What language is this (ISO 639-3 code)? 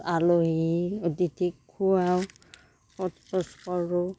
asm